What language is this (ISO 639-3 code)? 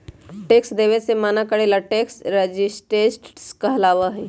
mag